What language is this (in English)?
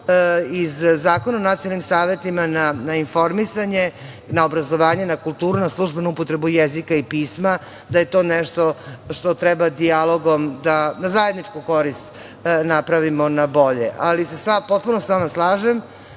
Serbian